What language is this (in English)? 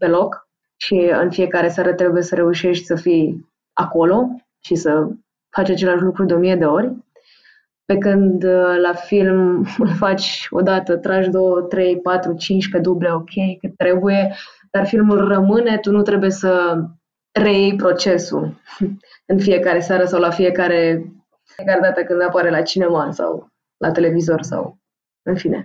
Romanian